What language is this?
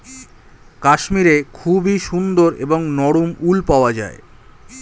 Bangla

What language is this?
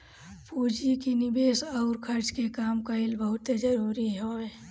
Bhojpuri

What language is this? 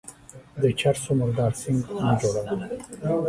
Pashto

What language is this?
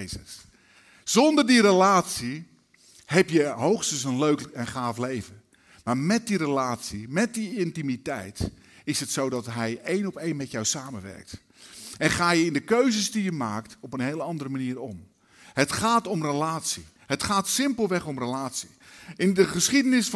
Dutch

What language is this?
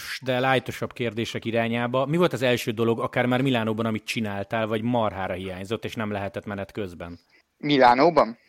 Hungarian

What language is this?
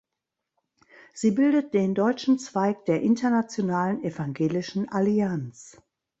German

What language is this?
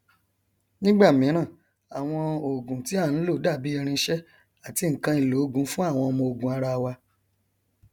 Yoruba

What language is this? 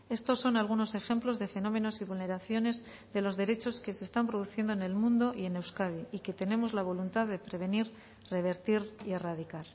Spanish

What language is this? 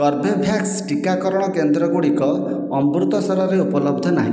Odia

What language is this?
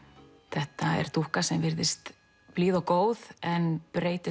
Icelandic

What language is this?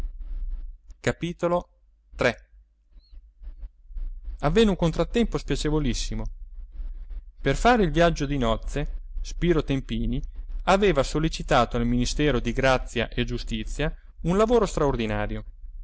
Italian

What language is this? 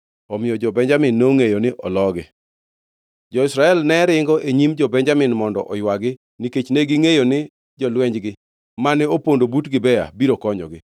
Luo (Kenya and Tanzania)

